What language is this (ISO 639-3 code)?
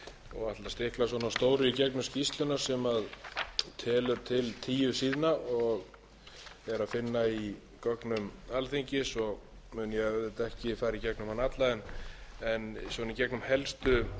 isl